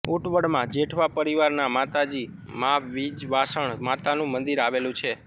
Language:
Gujarati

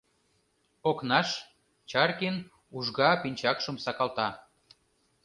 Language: Mari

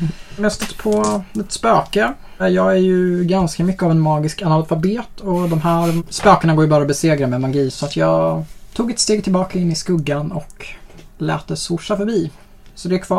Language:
Swedish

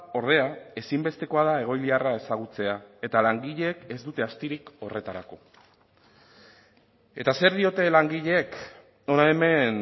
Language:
Basque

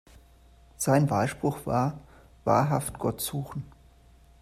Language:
German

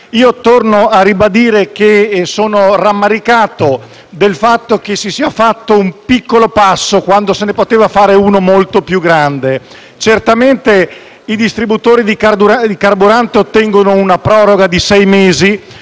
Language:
Italian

